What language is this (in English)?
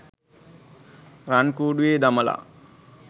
Sinhala